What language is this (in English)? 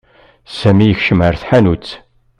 Kabyle